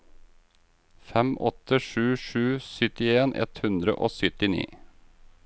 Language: Norwegian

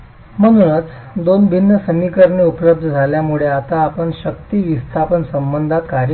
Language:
Marathi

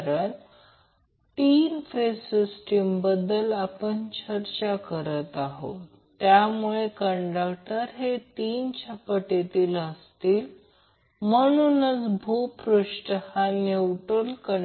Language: Marathi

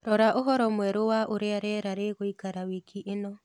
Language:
Kikuyu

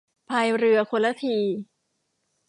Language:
Thai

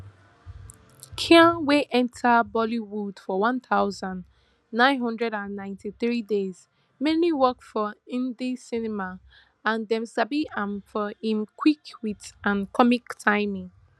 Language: Nigerian Pidgin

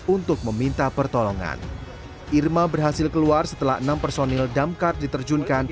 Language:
Indonesian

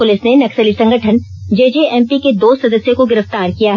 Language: Hindi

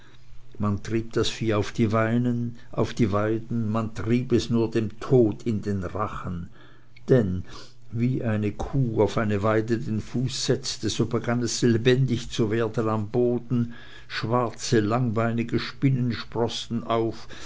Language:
German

